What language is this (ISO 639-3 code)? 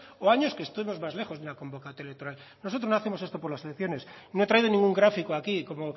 spa